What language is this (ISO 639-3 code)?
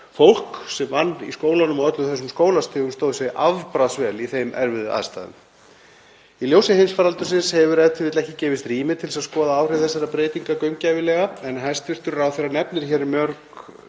isl